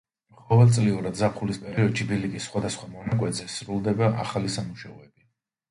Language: Georgian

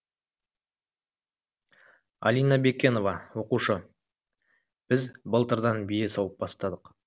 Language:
Kazakh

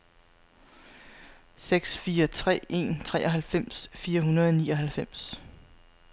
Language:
Danish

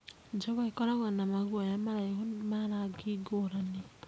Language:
Kikuyu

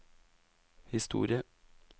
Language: Norwegian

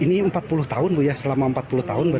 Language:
Indonesian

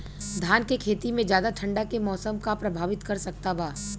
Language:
Bhojpuri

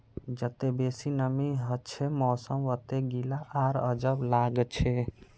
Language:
Magahi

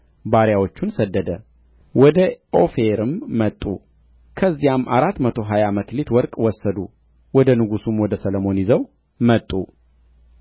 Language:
Amharic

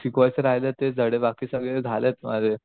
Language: Marathi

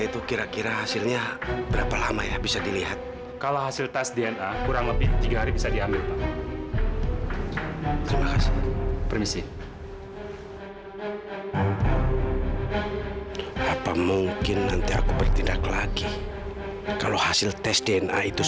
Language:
Indonesian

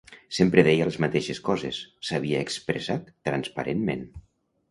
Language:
Catalan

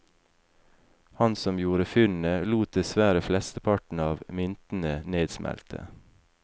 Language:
Norwegian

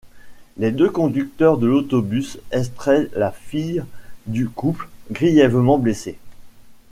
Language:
French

